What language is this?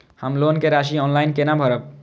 Maithili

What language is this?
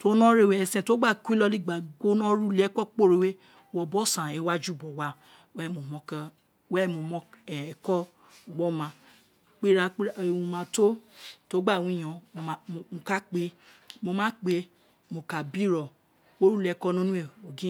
Isekiri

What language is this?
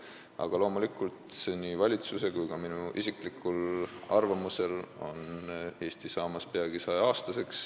Estonian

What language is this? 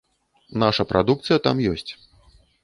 Belarusian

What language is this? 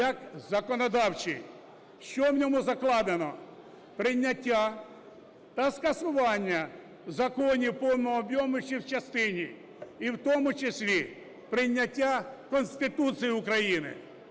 Ukrainian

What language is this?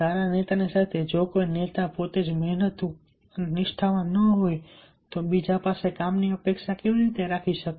Gujarati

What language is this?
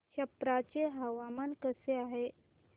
Marathi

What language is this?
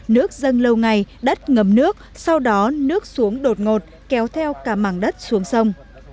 Vietnamese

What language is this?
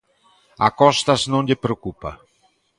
Galician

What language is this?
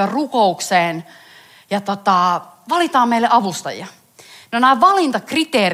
Finnish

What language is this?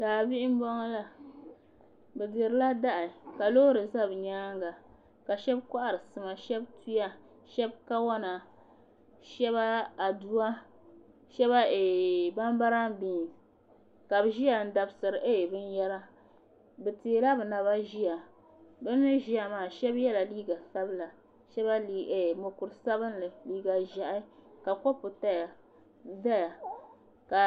Dagbani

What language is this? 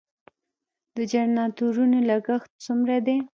Pashto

